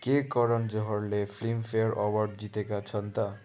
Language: Nepali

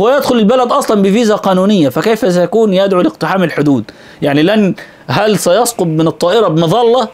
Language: Arabic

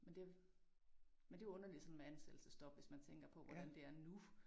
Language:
Danish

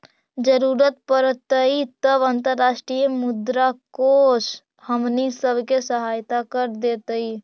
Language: Magahi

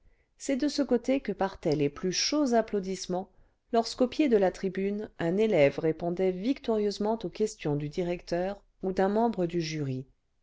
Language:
French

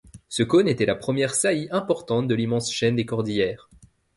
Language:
French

